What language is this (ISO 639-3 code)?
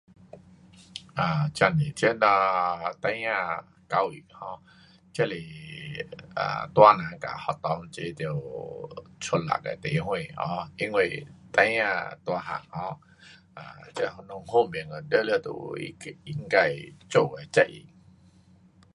cpx